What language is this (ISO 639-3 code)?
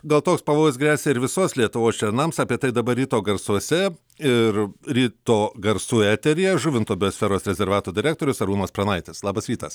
lit